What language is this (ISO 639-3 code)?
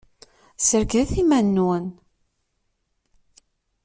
kab